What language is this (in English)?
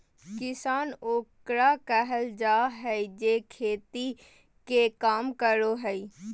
Magahi